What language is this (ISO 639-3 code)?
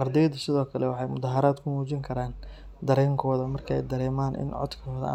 som